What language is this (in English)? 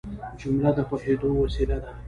Pashto